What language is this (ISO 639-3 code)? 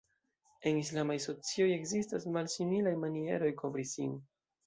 epo